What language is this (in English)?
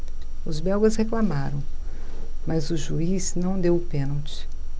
Portuguese